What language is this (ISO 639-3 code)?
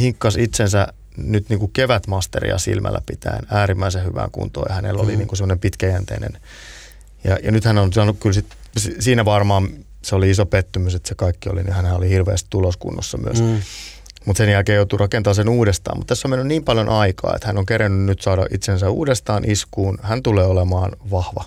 fin